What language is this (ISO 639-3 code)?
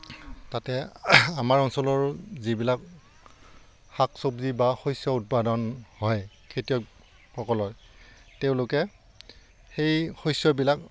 asm